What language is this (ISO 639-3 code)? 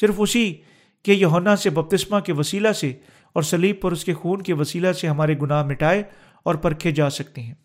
urd